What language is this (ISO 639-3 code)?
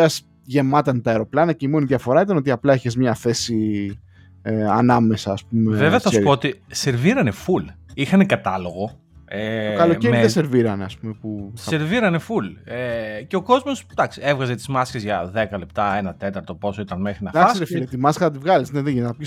ell